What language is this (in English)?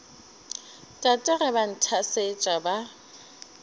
Northern Sotho